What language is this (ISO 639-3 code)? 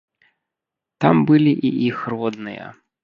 bel